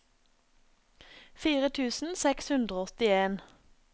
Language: Norwegian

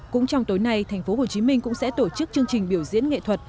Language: Vietnamese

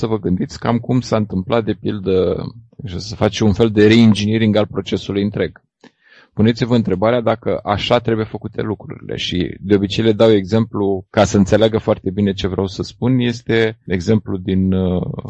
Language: Romanian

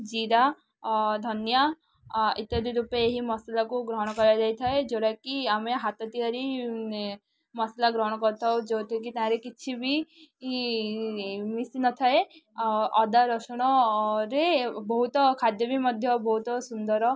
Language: Odia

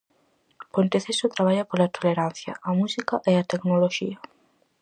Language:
Galician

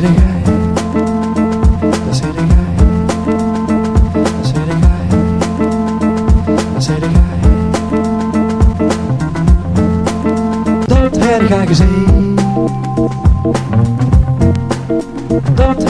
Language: Dutch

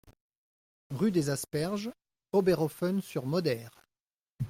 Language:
French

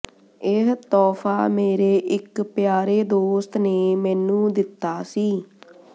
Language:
Punjabi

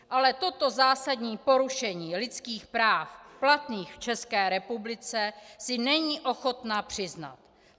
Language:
Czech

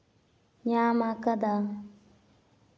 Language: Santali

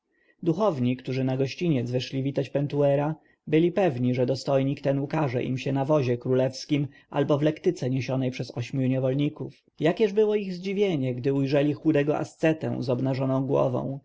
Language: Polish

